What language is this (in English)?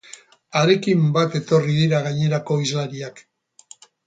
Basque